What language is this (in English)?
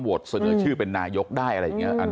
Thai